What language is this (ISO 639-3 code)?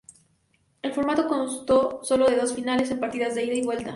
spa